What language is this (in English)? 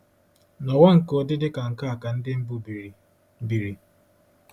Igbo